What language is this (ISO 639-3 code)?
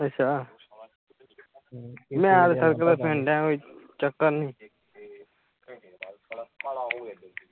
pan